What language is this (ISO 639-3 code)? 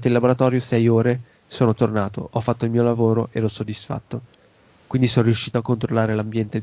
ita